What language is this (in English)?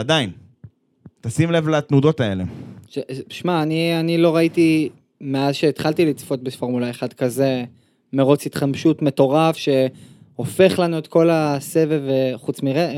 Hebrew